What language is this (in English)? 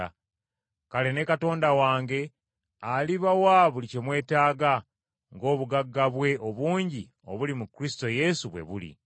Ganda